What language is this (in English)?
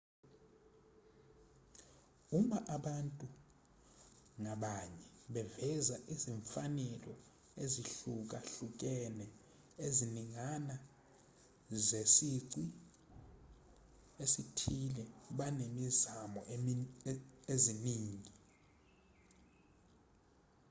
Zulu